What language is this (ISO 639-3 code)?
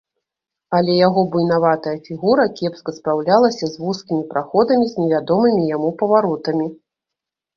bel